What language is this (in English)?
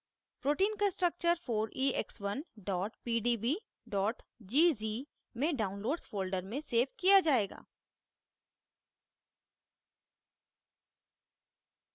Hindi